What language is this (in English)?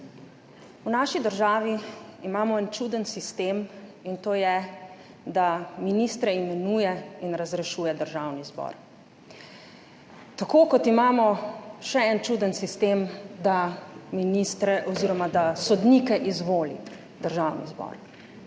Slovenian